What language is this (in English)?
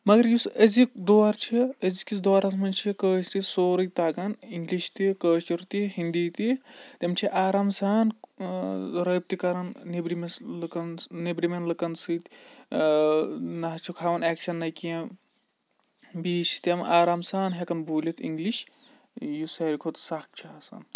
Kashmiri